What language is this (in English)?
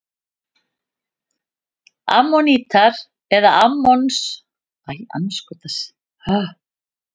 Icelandic